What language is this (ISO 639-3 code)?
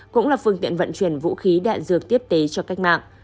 vie